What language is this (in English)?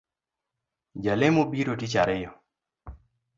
Luo (Kenya and Tanzania)